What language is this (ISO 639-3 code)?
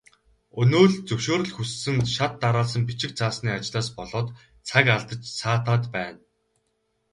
mon